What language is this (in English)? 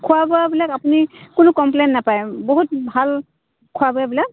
Assamese